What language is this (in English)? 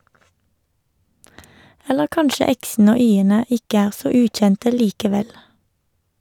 Norwegian